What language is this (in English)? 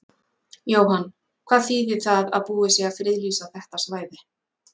Icelandic